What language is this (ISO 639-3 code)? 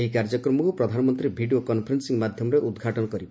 ori